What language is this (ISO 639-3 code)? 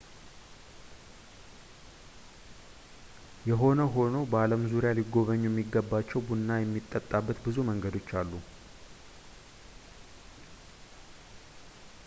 amh